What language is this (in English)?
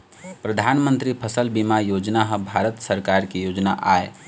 Chhattisgarhi